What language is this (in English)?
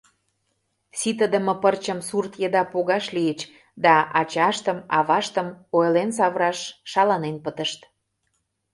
Mari